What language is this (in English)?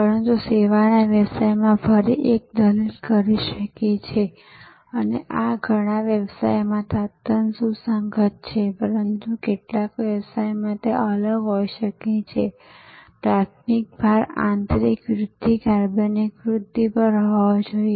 Gujarati